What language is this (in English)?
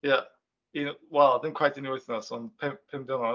Welsh